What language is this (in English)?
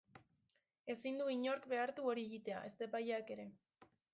Basque